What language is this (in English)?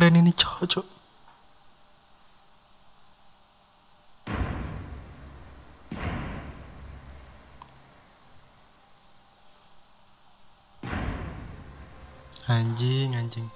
Indonesian